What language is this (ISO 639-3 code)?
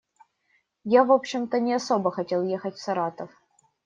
rus